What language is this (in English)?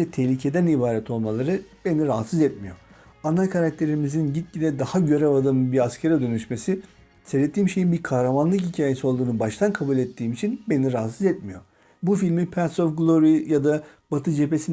Turkish